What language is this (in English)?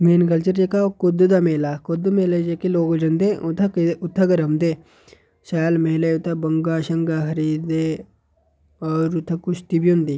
Dogri